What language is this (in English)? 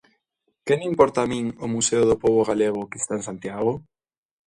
Galician